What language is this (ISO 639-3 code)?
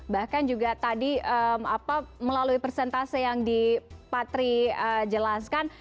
ind